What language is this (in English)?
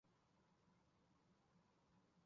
Chinese